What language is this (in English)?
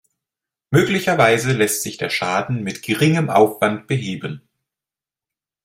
German